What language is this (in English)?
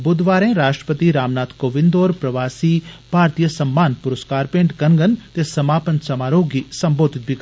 Dogri